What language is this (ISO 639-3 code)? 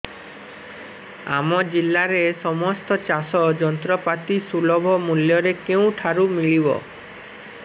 ori